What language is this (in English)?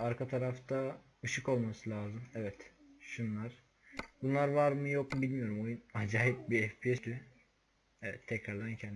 Turkish